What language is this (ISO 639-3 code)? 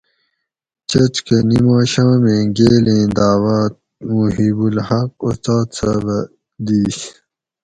gwc